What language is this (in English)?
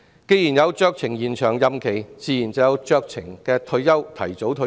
Cantonese